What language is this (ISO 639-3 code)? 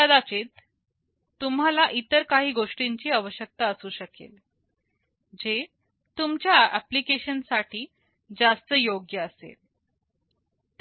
mar